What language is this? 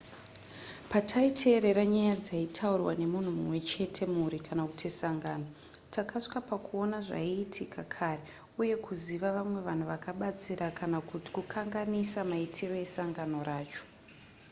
Shona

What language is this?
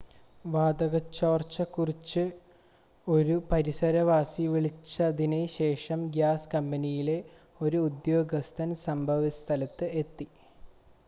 Malayalam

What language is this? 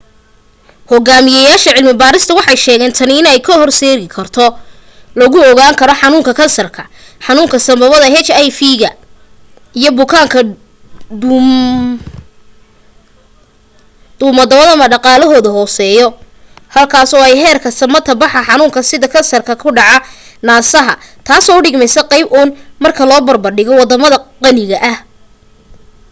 Somali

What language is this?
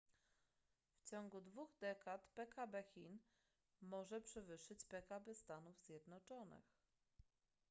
Polish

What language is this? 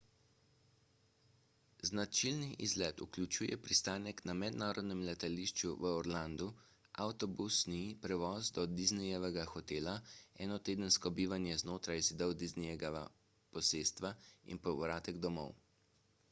Slovenian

